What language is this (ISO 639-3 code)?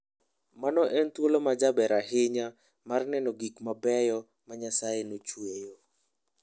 luo